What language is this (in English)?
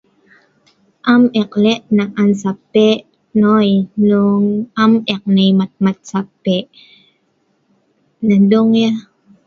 Sa'ban